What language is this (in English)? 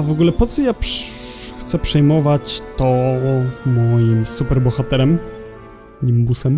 Polish